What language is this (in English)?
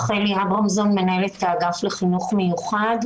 Hebrew